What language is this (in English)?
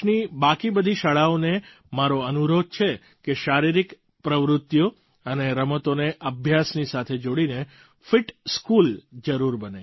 Gujarati